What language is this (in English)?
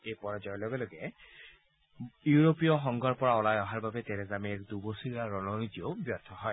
Assamese